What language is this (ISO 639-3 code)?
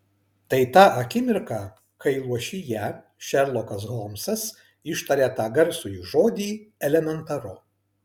lit